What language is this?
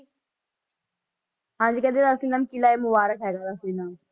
Punjabi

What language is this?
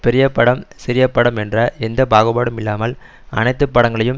Tamil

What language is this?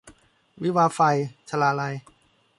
Thai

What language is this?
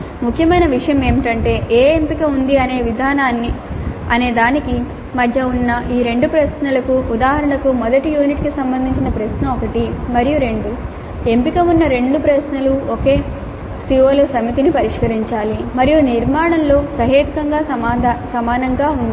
Telugu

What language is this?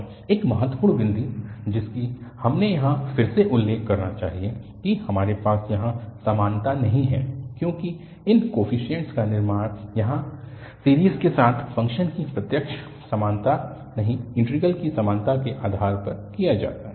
Hindi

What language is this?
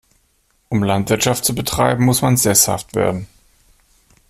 German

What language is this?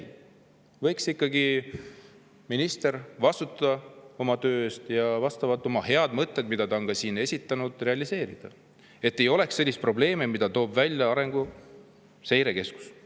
Estonian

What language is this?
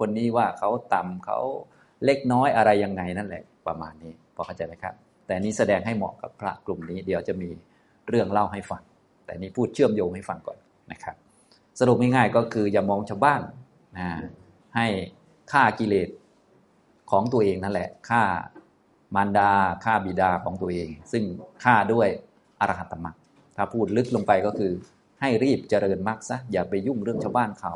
Thai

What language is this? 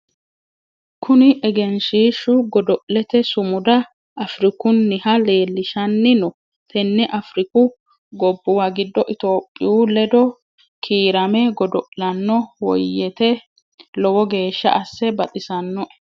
Sidamo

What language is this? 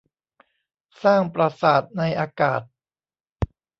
Thai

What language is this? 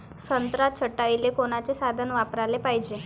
Marathi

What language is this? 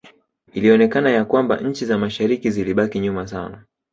Swahili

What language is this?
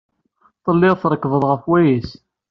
Kabyle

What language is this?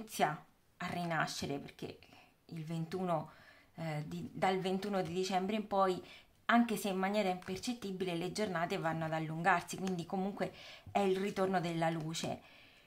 Italian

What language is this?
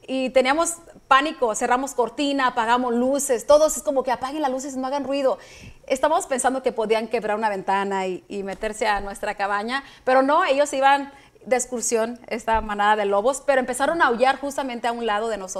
Spanish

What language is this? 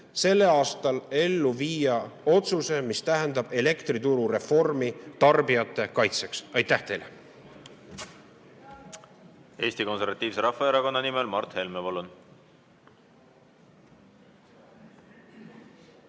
Estonian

